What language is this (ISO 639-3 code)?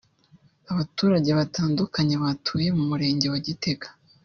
kin